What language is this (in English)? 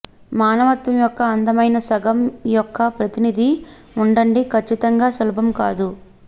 Telugu